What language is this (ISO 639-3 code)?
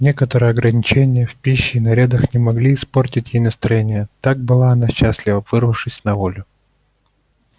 rus